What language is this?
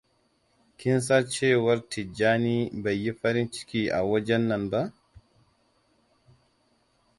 Hausa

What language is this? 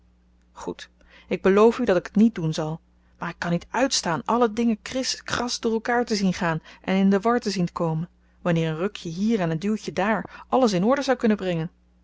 Dutch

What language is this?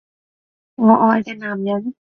Cantonese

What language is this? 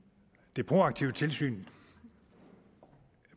Danish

